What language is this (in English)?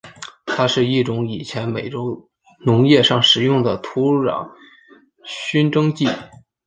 Chinese